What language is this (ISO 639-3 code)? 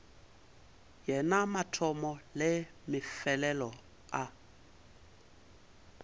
nso